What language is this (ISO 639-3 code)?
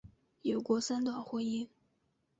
zho